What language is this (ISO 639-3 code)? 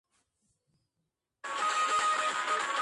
kat